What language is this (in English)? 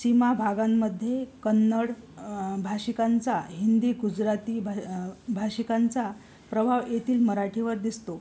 Marathi